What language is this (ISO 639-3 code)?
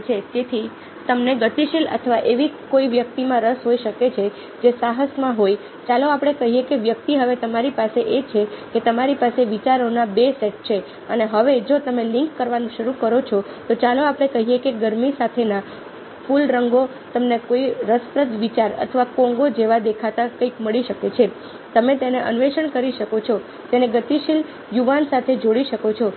guj